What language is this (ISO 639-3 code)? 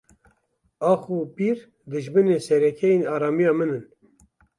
kur